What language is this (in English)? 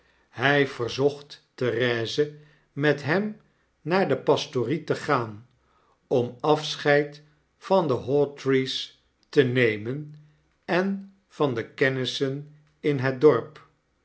Dutch